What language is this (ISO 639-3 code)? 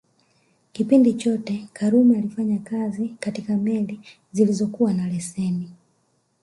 swa